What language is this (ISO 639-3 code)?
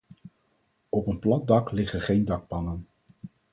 nld